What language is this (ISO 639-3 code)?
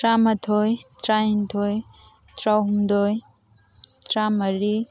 mni